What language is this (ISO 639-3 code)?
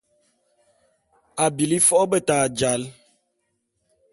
bum